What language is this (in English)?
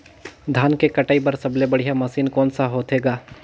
Chhattisgarhi